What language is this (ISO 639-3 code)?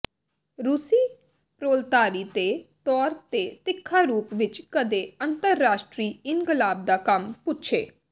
pan